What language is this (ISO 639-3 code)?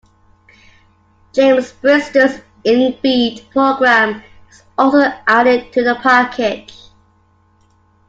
eng